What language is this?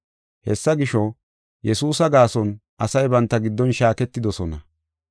Gofa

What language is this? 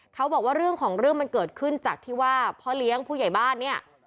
Thai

